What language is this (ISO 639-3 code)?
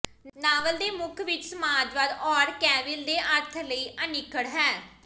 pan